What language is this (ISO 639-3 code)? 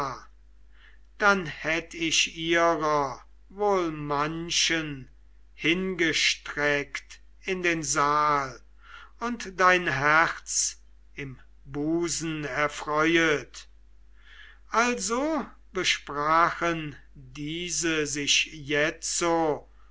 deu